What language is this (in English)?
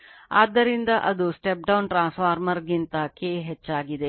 Kannada